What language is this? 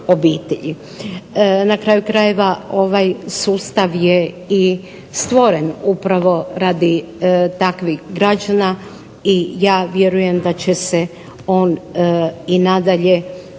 Croatian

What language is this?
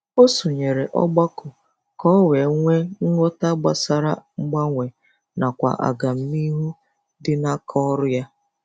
Igbo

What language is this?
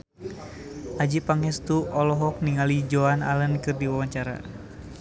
Sundanese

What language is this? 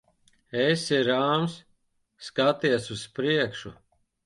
Latvian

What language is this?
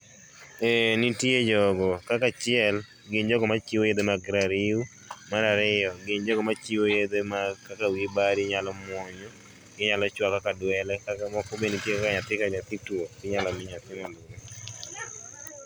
Luo (Kenya and Tanzania)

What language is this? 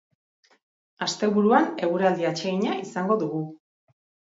Basque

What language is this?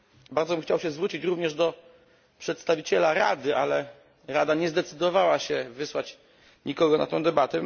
Polish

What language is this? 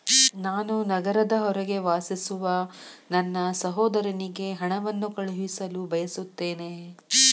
Kannada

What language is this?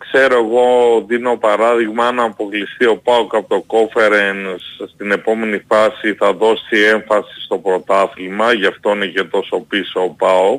Greek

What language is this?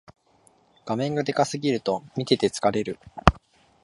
Japanese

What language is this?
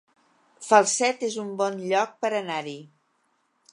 Catalan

